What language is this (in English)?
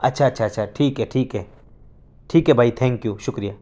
Urdu